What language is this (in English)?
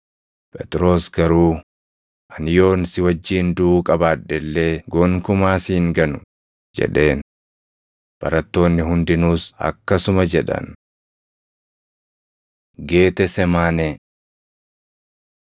Oromo